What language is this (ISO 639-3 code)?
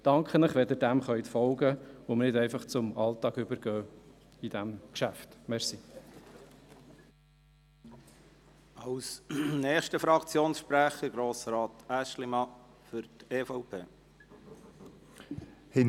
gsw